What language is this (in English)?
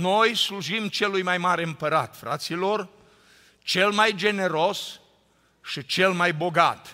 Romanian